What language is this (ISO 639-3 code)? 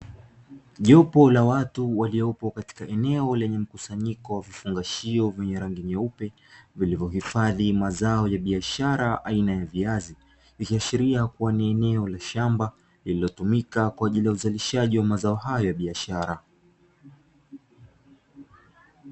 swa